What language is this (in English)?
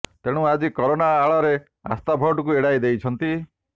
Odia